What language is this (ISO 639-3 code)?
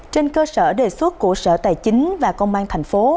vie